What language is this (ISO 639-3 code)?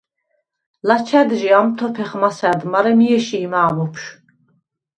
sva